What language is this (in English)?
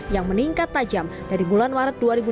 Indonesian